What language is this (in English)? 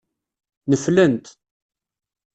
Kabyle